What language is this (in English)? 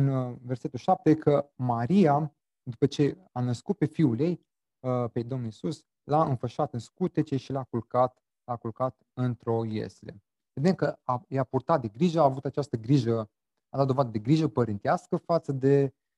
Romanian